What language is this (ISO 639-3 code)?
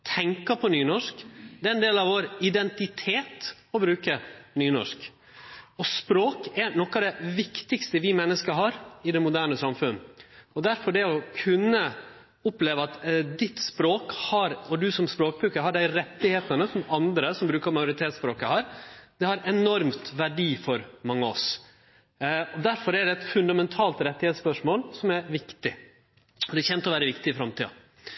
nno